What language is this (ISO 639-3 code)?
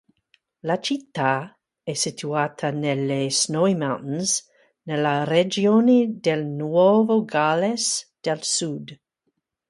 ita